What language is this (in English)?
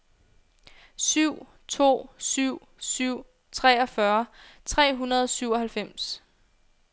Danish